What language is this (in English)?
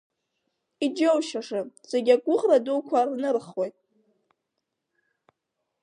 Abkhazian